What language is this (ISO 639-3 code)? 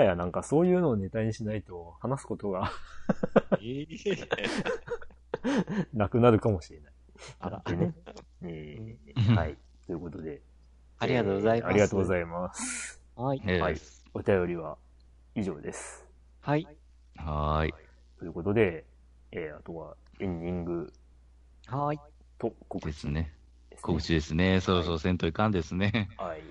jpn